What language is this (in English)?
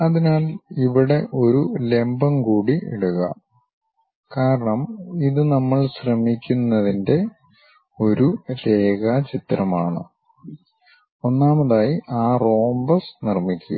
Malayalam